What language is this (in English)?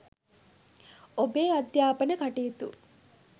Sinhala